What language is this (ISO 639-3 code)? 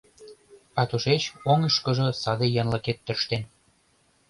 chm